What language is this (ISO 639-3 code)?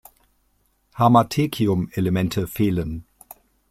deu